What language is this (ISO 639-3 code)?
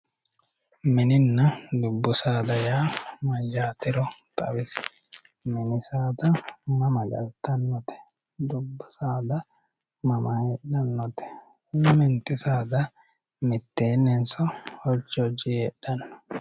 sid